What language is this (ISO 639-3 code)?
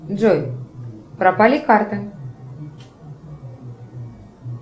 rus